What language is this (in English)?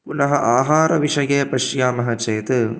Sanskrit